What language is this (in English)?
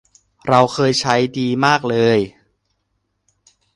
Thai